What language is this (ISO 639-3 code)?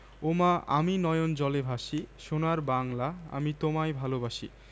ben